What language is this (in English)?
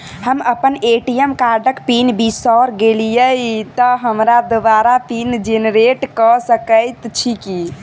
Maithili